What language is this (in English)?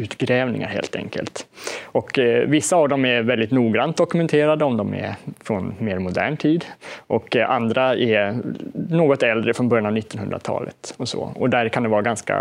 Swedish